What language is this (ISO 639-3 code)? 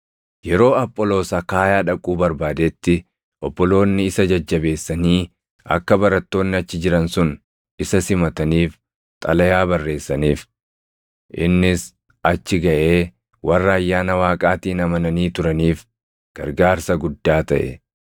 orm